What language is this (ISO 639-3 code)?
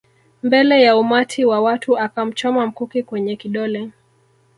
swa